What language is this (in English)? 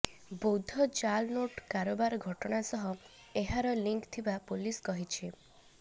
Odia